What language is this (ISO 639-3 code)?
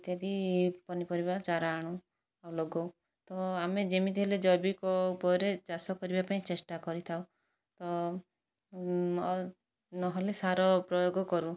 ori